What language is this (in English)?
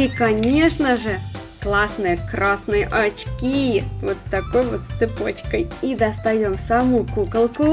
Russian